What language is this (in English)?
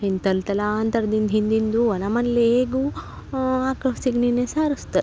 Kannada